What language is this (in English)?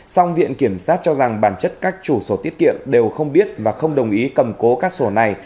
Vietnamese